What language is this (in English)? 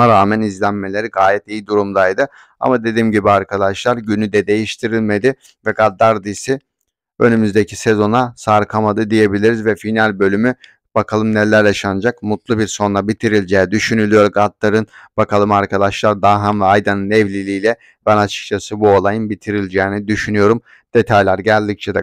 Turkish